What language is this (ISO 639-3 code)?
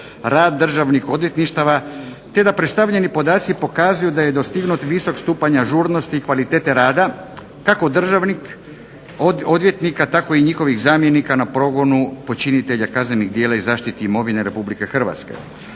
hrv